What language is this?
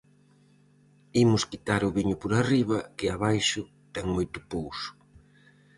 Galician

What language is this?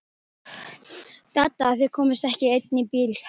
Icelandic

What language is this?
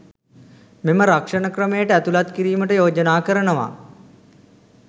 Sinhala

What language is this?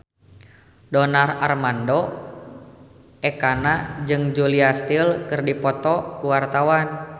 Sundanese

